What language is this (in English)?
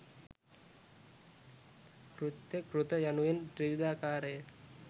Sinhala